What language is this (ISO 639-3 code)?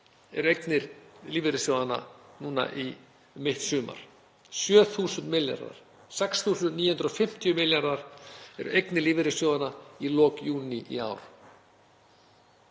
isl